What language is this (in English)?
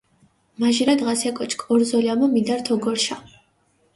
Mingrelian